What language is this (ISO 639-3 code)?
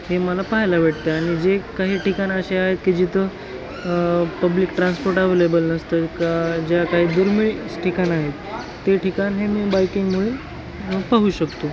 mar